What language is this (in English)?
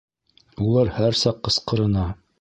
Bashkir